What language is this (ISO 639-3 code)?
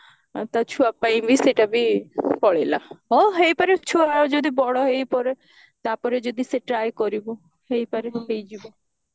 ori